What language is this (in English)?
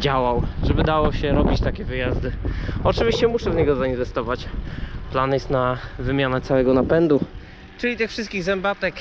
Polish